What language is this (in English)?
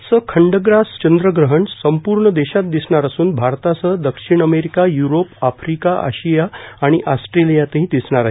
Marathi